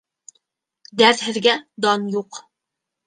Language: Bashkir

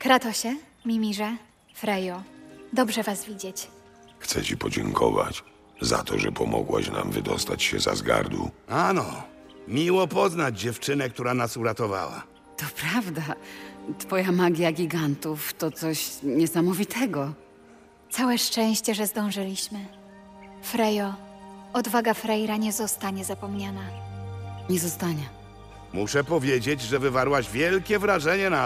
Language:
Polish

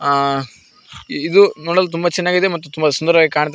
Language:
Kannada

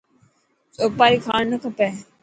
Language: Dhatki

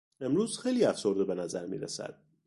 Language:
Persian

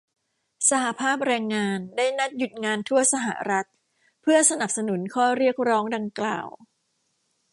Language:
Thai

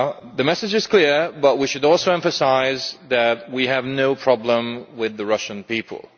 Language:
English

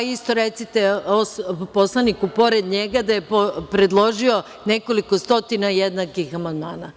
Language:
Serbian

